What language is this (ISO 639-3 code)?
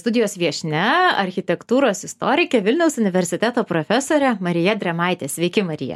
lit